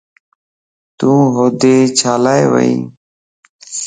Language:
Lasi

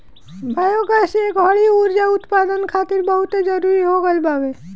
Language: Bhojpuri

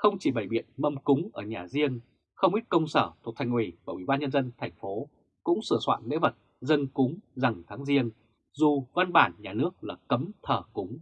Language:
Vietnamese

